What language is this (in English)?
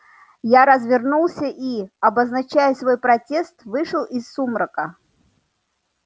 Russian